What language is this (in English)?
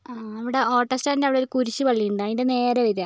Malayalam